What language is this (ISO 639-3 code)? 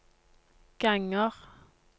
nor